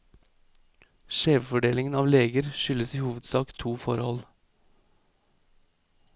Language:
Norwegian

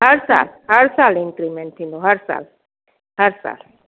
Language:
Sindhi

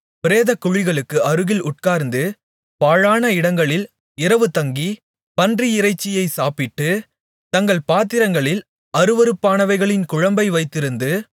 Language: Tamil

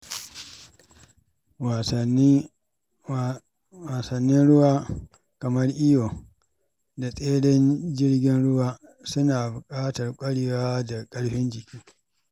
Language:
Hausa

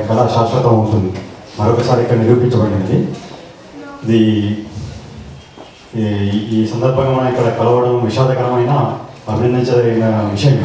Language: Czech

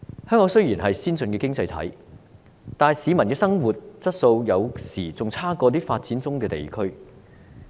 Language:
Cantonese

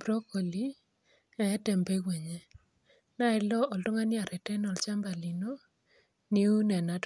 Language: Masai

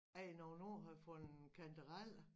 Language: Danish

